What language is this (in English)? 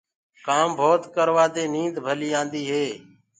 Gurgula